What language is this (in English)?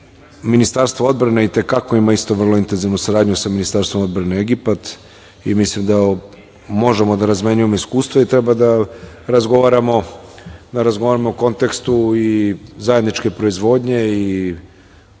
Serbian